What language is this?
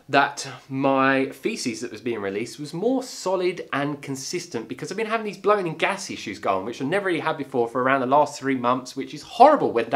English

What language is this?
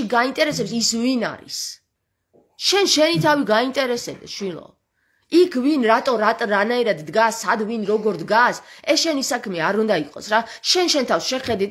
Romanian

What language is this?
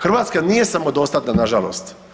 Croatian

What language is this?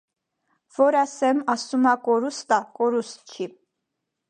Armenian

